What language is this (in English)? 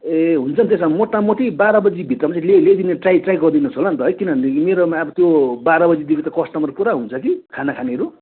Nepali